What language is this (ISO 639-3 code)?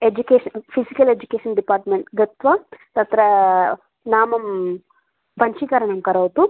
san